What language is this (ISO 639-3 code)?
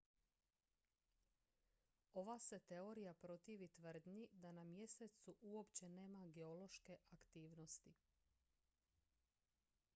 hrv